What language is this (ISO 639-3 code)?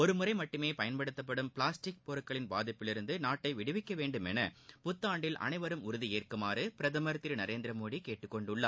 tam